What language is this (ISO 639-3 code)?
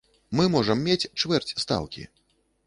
bel